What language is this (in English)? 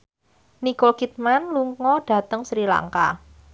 Javanese